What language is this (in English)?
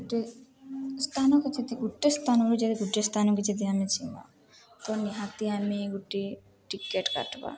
Odia